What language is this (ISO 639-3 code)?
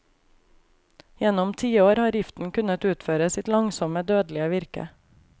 nor